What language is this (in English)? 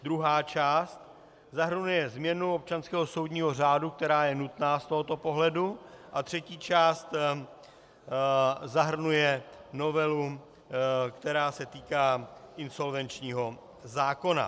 Czech